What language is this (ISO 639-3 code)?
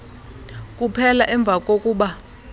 xho